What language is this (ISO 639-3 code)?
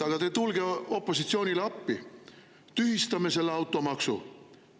est